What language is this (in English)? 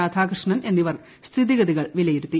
Malayalam